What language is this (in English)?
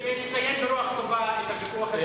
Hebrew